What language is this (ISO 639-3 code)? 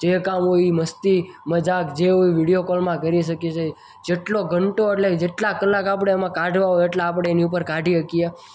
guj